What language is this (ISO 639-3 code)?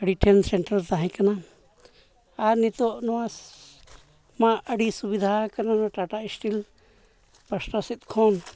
sat